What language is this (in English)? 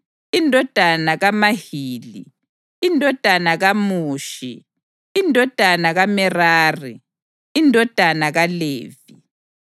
North Ndebele